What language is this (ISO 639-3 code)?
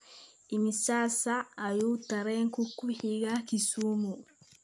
som